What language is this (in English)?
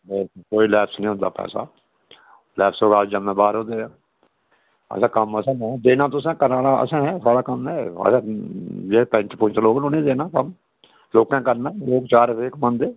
Dogri